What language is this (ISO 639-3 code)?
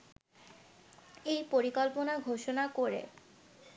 ben